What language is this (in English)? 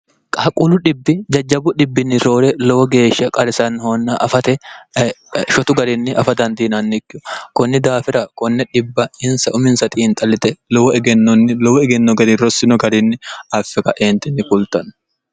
Sidamo